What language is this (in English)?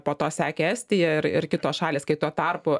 Lithuanian